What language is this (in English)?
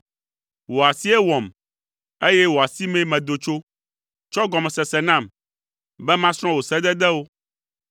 Ewe